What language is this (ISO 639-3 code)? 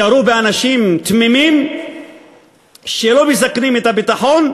heb